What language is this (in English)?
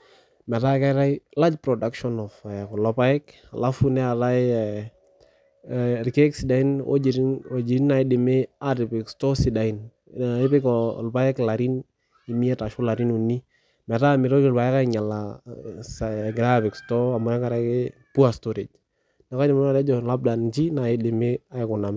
Masai